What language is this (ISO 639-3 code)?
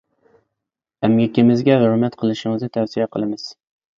uig